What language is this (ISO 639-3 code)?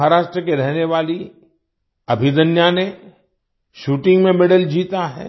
hin